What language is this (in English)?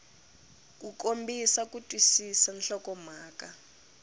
Tsonga